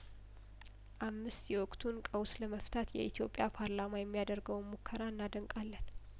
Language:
Amharic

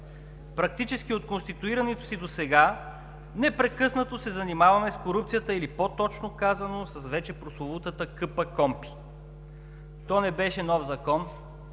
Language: Bulgarian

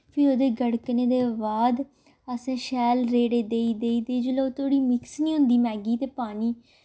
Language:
Dogri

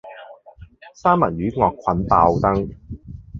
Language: Cantonese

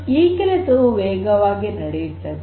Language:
Kannada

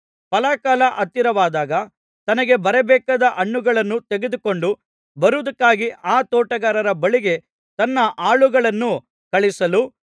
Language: Kannada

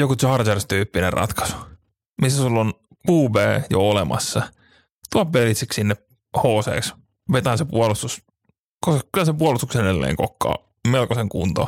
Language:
Finnish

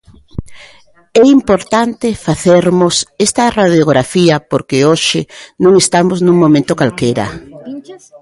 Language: Galician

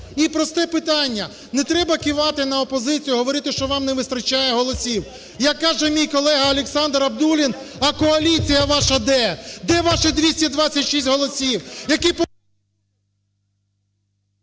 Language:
Ukrainian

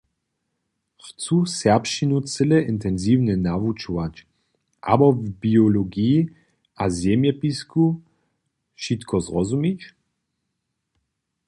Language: Upper Sorbian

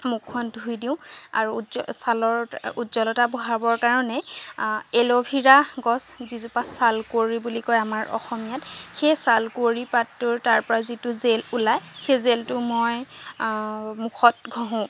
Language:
Assamese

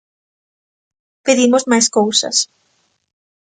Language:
Galician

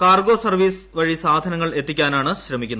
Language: Malayalam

